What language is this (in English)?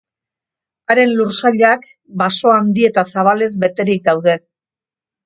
Basque